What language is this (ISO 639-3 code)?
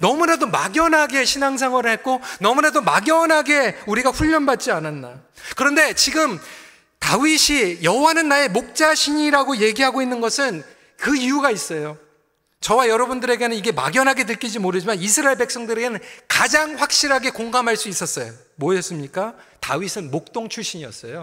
kor